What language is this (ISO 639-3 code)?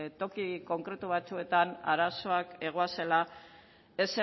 eus